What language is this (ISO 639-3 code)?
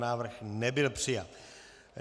ces